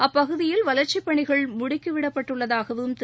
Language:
Tamil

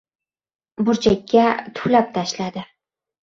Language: Uzbek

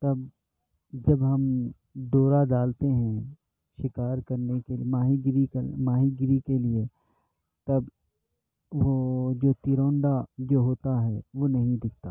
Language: Urdu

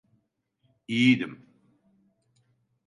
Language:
Turkish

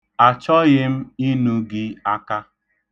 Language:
Igbo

